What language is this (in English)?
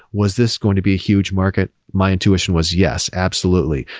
English